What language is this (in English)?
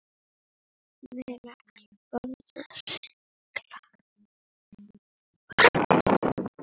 Icelandic